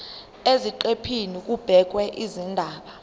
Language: Zulu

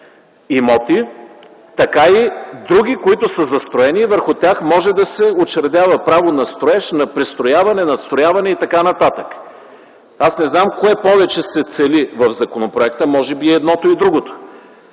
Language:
Bulgarian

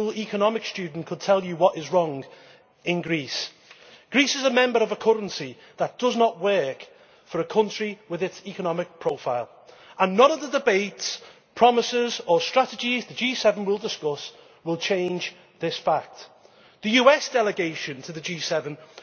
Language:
English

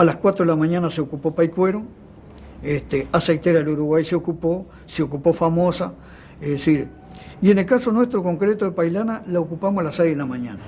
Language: Spanish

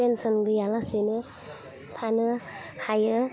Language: Bodo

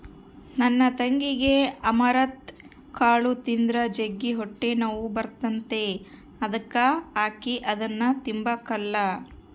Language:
Kannada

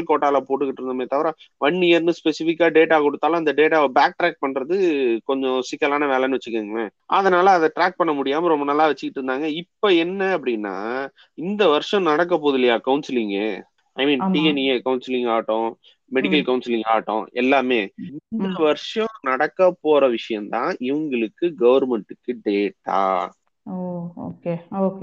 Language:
Tamil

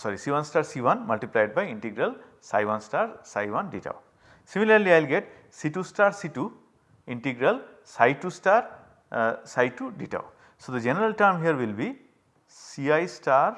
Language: English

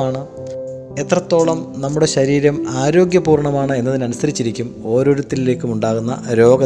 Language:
Malayalam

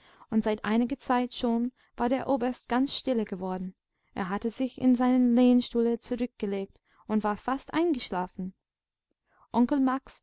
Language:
German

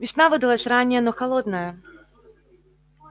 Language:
Russian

